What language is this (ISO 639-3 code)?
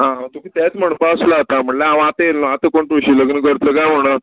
kok